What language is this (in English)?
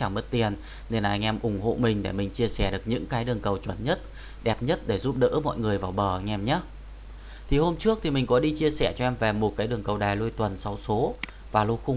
Vietnamese